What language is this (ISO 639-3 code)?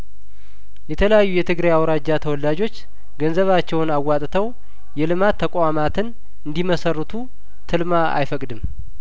amh